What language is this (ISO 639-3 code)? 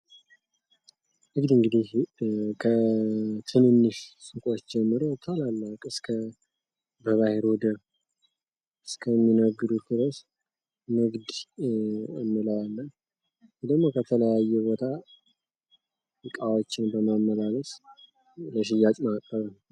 amh